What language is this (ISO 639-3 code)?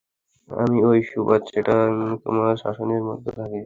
ben